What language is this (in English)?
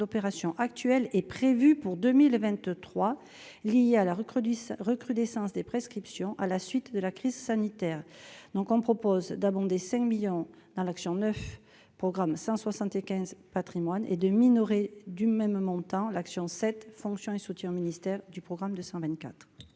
French